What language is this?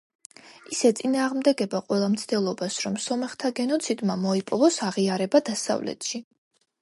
Georgian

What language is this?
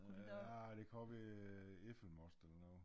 Danish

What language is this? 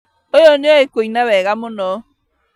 Kikuyu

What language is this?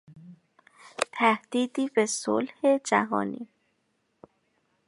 Persian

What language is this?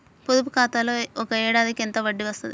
Telugu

